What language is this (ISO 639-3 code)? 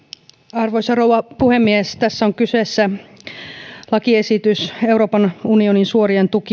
fin